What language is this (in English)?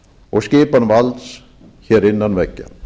Icelandic